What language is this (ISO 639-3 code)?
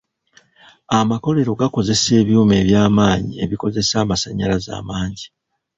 lug